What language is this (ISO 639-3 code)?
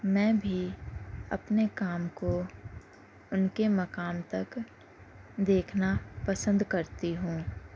urd